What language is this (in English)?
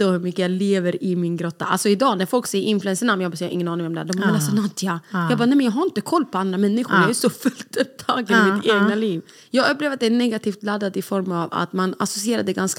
Swedish